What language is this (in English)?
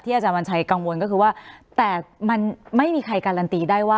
Thai